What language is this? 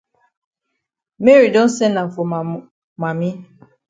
Cameroon Pidgin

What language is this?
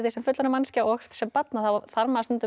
Icelandic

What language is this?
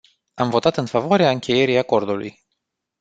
Romanian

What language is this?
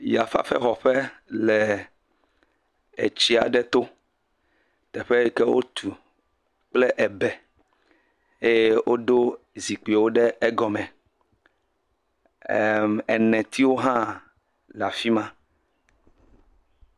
Ewe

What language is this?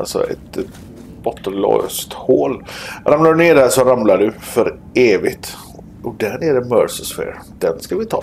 Swedish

